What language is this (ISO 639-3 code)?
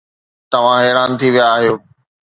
snd